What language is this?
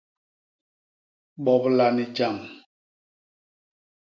Basaa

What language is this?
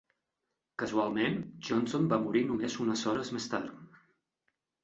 Catalan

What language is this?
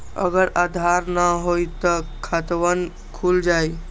Magahi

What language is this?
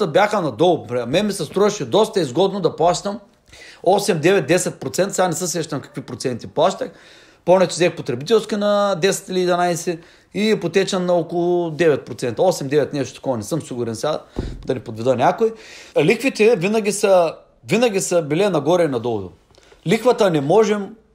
Bulgarian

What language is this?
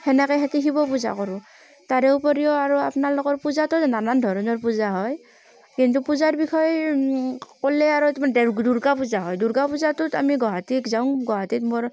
Assamese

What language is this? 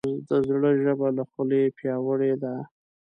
Pashto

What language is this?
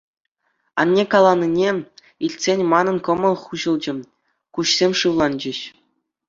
Chuvash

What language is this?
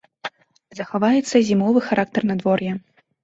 Belarusian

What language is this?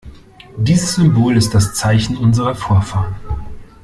German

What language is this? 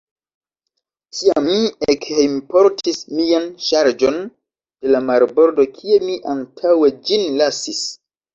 Esperanto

